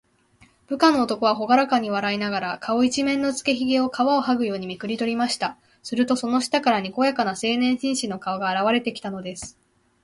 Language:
Japanese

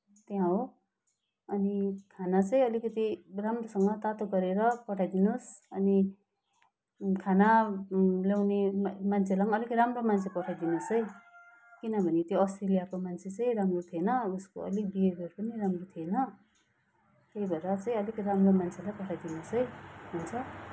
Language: Nepali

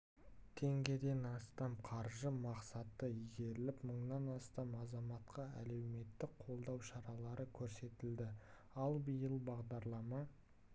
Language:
Kazakh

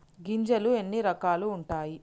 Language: Telugu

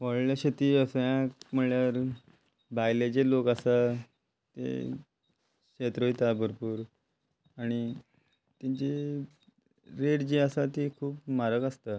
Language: Konkani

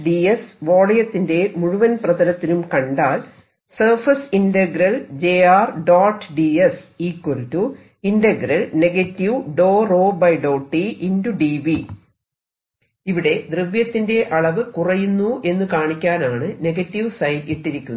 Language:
Malayalam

